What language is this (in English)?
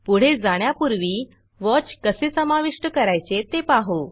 Marathi